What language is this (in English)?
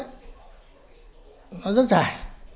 Vietnamese